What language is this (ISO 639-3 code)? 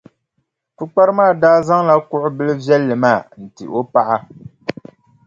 dag